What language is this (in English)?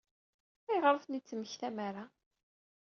Kabyle